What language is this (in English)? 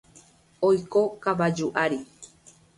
Guarani